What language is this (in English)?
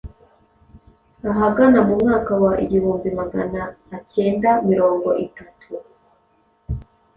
Kinyarwanda